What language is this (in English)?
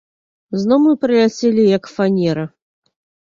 Belarusian